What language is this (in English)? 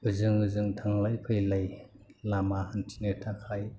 Bodo